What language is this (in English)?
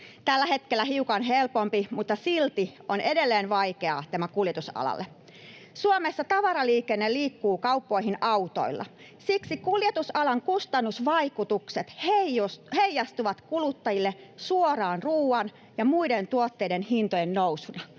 Finnish